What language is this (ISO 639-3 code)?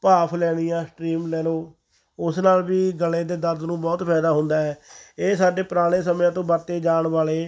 pan